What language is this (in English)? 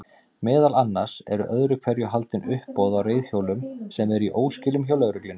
Icelandic